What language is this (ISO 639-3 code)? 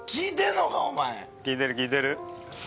jpn